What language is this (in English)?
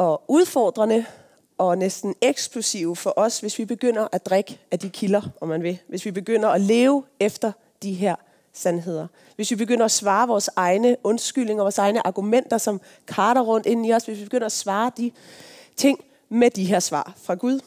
Danish